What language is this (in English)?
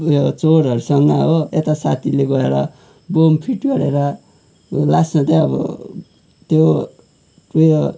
Nepali